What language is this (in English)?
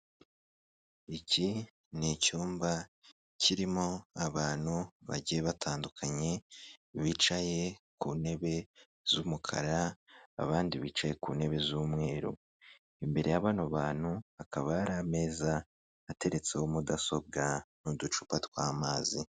Kinyarwanda